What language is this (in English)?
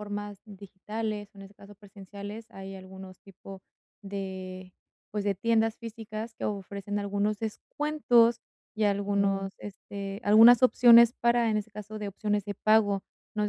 Spanish